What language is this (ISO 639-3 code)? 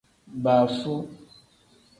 kdh